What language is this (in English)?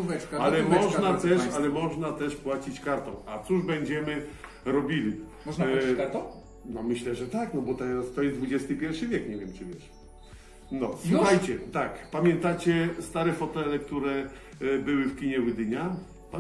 Polish